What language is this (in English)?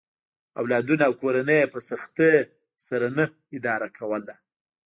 Pashto